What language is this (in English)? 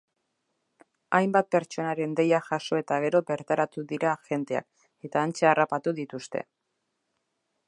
Basque